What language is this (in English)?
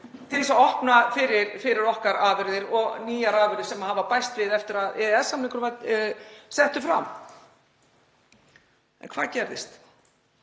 Icelandic